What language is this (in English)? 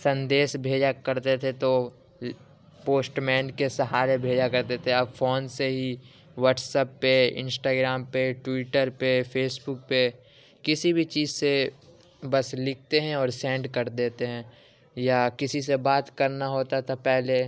Urdu